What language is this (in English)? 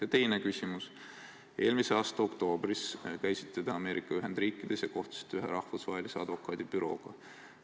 Estonian